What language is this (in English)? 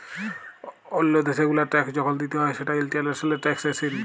Bangla